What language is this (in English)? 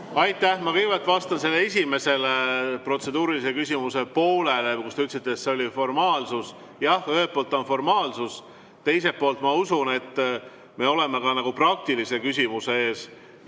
Estonian